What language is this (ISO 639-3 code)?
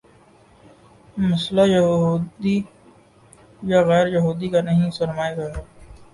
urd